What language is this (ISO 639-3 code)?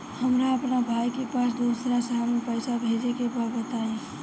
bho